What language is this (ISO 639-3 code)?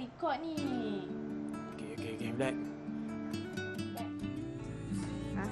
msa